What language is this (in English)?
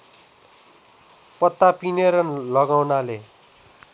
Nepali